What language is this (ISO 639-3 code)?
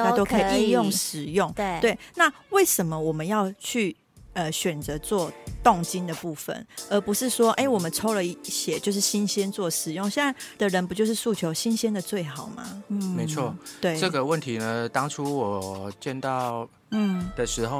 zho